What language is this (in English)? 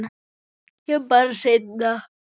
Icelandic